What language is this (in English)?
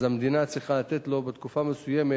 Hebrew